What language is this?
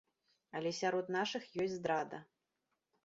Belarusian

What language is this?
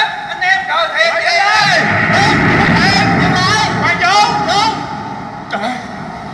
Vietnamese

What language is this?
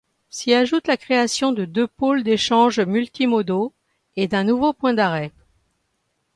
French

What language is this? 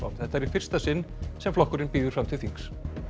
Icelandic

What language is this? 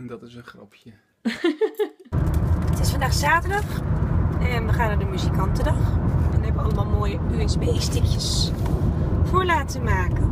Dutch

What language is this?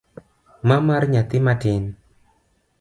Luo (Kenya and Tanzania)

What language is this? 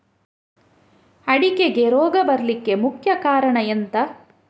Kannada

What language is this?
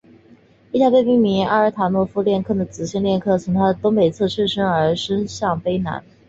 Chinese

